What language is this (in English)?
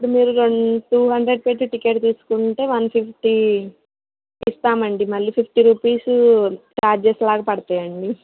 Telugu